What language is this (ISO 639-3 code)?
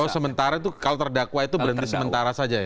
ind